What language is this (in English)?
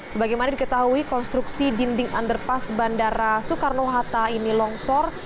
Indonesian